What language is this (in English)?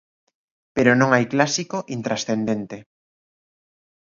Galician